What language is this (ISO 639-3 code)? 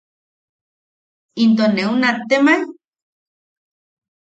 yaq